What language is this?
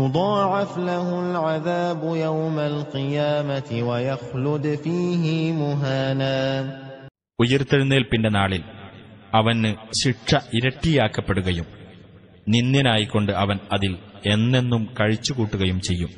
Malayalam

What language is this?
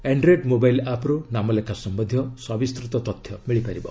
Odia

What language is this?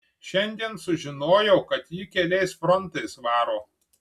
Lithuanian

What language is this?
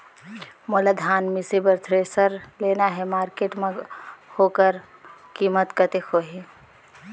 Chhattisgarhi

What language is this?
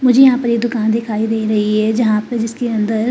Hindi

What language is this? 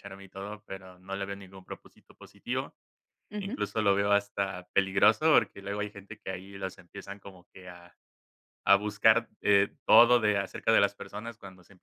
Spanish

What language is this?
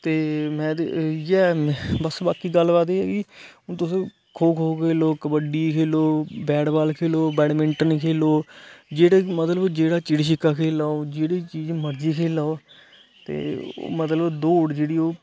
Dogri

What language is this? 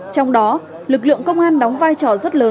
Vietnamese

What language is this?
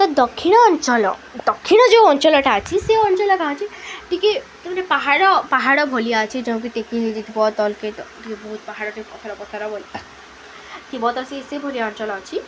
Odia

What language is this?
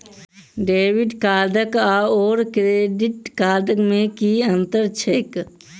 Maithili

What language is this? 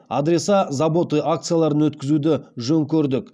Kazakh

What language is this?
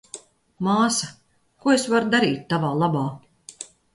Latvian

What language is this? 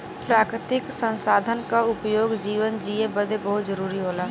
Bhojpuri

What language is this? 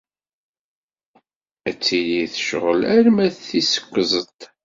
Kabyle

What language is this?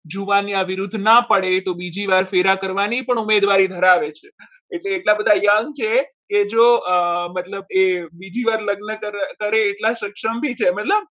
Gujarati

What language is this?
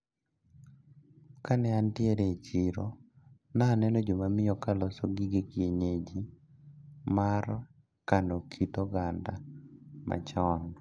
Luo (Kenya and Tanzania)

